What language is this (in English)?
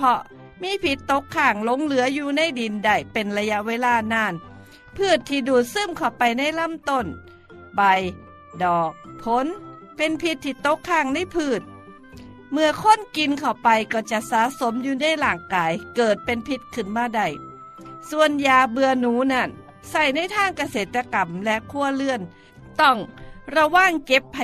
Thai